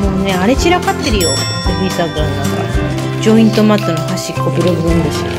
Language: Japanese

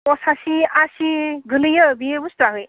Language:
Bodo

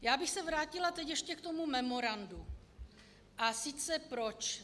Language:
Czech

